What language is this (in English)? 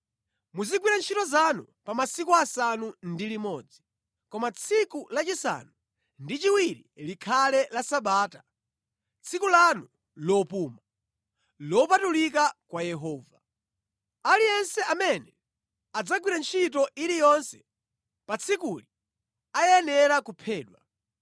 Nyanja